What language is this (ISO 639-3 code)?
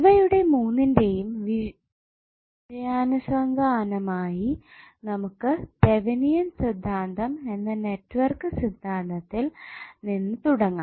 mal